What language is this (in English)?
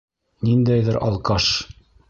Bashkir